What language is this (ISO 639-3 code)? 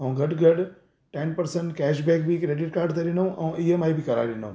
snd